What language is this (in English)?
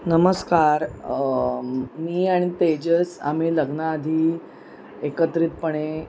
Marathi